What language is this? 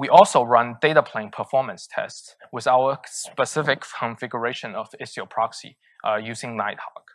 English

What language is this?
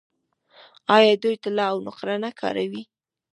Pashto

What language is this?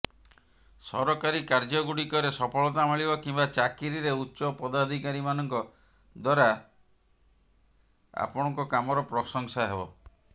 Odia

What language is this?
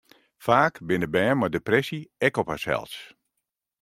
Western Frisian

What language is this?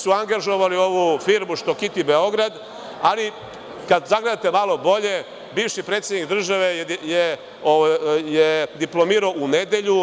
Serbian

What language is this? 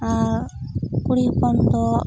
Santali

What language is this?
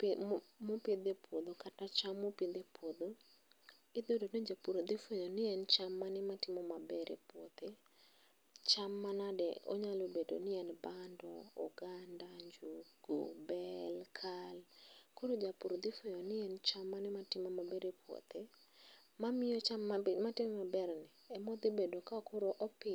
Luo (Kenya and Tanzania)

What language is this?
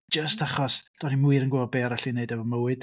Welsh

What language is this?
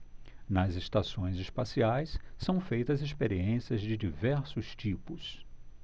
Portuguese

